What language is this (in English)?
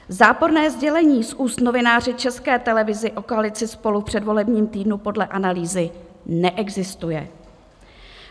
Czech